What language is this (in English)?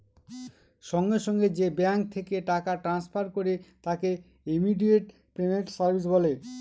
Bangla